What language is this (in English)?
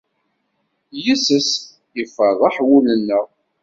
Kabyle